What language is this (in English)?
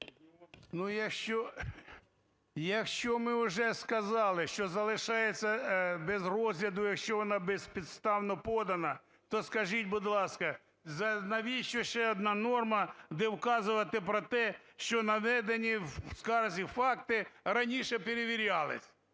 Ukrainian